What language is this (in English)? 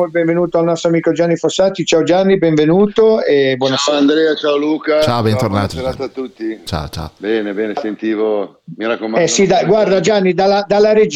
Italian